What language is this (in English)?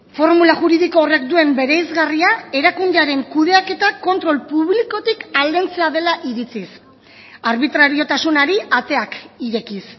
Basque